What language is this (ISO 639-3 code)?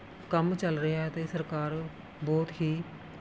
pan